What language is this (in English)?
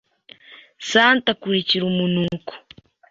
Kinyarwanda